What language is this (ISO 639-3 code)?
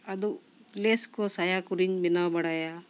sat